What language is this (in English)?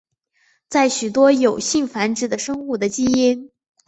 Chinese